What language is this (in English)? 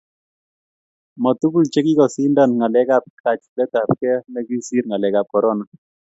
Kalenjin